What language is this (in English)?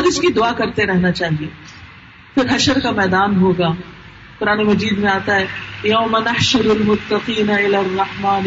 Urdu